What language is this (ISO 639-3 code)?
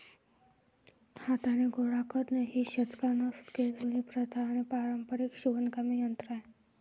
mar